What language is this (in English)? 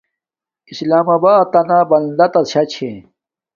Domaaki